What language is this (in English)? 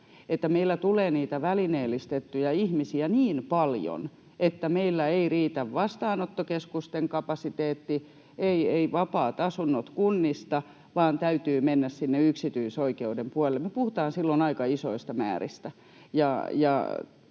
Finnish